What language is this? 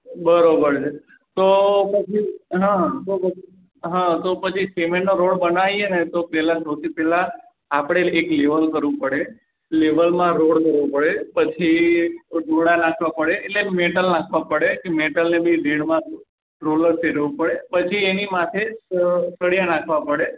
Gujarati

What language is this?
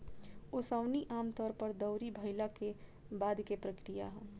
Bhojpuri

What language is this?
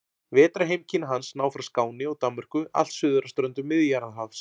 Icelandic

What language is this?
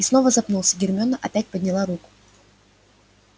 Russian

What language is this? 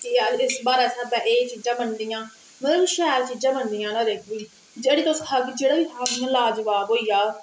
Dogri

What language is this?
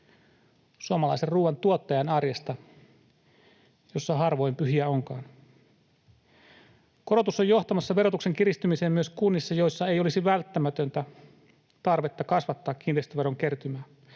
Finnish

